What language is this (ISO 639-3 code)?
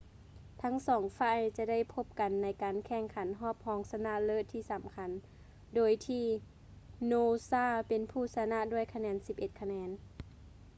lao